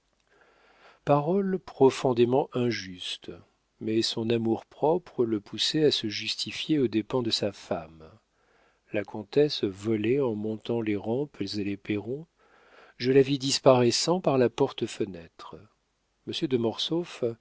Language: French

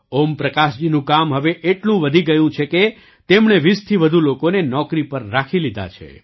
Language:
Gujarati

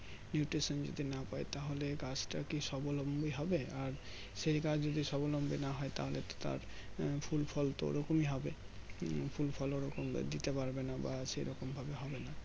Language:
Bangla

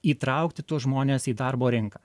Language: Lithuanian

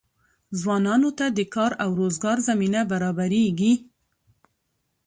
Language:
Pashto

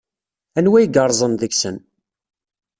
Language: Kabyle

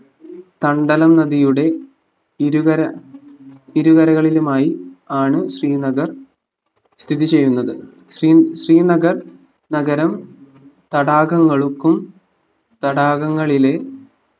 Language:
Malayalam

